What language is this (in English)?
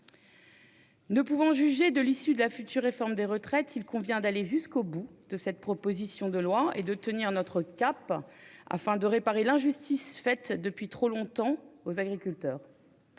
French